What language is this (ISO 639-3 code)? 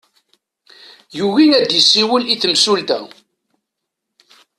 kab